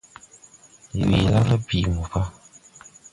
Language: Tupuri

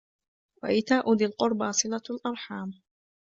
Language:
Arabic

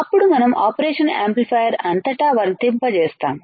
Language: Telugu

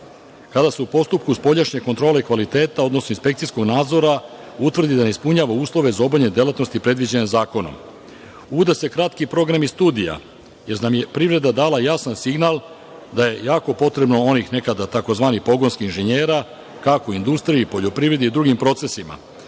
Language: Serbian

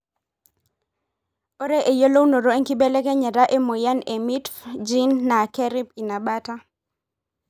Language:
Masai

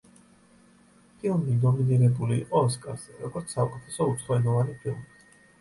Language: Georgian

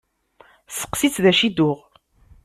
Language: Kabyle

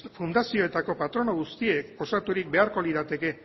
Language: Basque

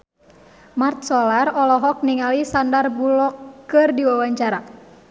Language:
Sundanese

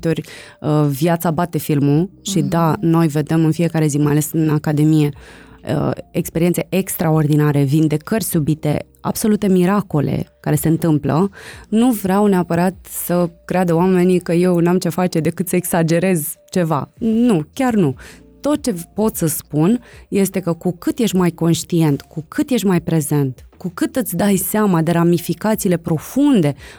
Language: Romanian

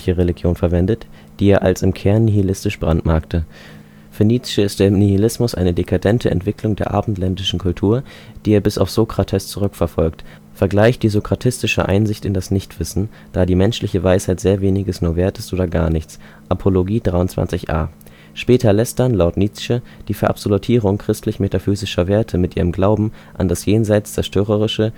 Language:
German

